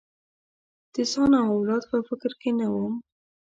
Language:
Pashto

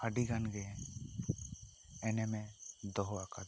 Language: Santali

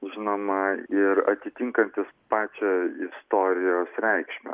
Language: Lithuanian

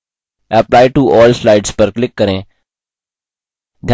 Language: Hindi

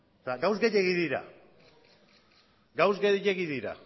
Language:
Basque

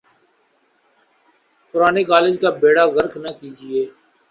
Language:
Urdu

